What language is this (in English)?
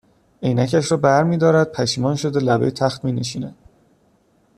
Persian